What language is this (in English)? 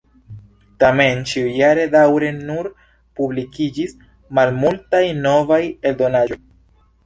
Esperanto